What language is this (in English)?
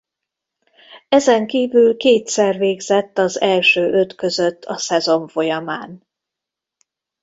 Hungarian